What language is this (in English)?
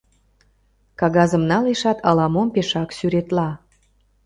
Mari